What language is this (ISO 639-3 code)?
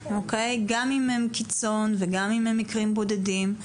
heb